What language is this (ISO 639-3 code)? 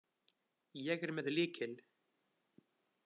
isl